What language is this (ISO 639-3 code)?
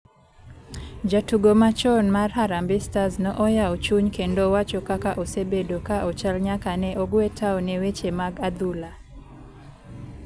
luo